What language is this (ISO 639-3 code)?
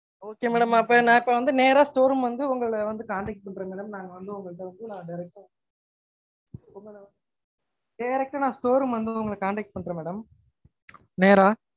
tam